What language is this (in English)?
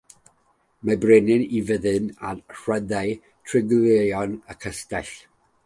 Welsh